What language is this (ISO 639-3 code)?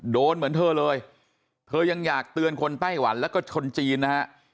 tha